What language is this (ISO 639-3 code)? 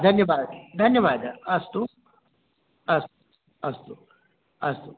san